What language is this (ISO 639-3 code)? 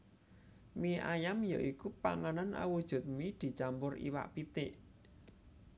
jav